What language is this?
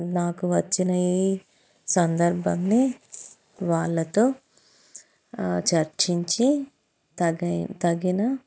Telugu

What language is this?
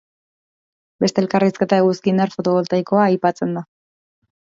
Basque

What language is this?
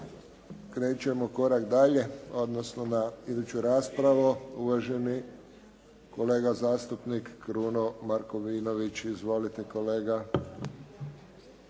Croatian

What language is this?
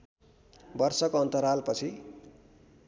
Nepali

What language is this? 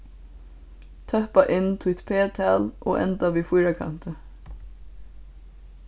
Faroese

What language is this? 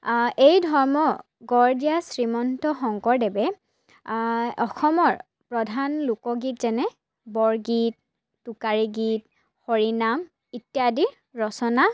Assamese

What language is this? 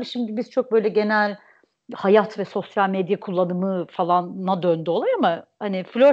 Turkish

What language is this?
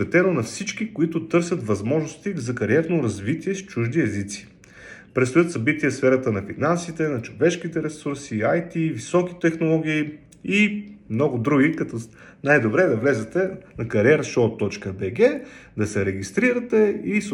Bulgarian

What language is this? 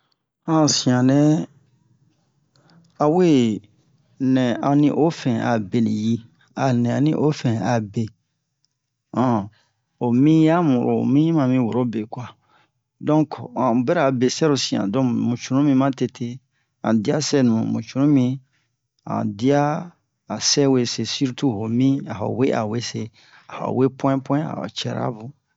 Bomu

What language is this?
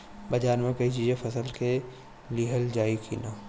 Bhojpuri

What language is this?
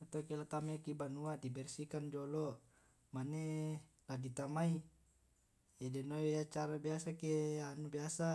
Tae'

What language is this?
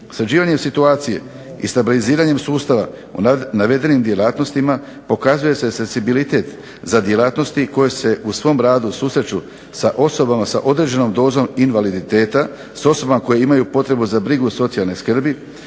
Croatian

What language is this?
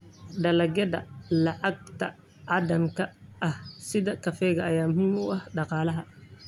Somali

